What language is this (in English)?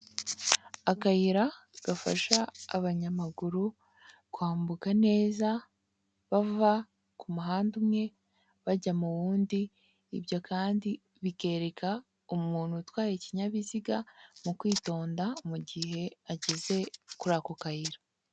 Kinyarwanda